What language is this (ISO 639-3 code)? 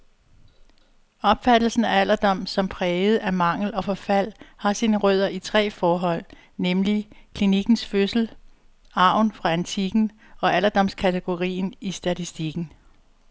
dan